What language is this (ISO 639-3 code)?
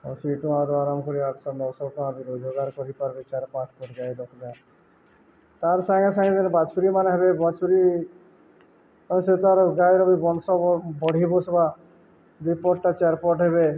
ori